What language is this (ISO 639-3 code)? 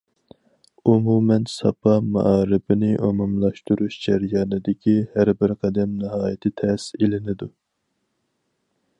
uig